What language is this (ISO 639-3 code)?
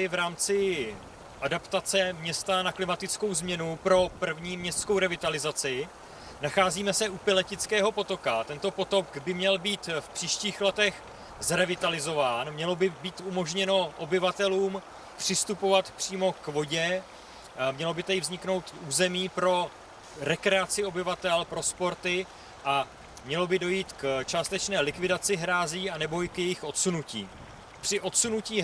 ces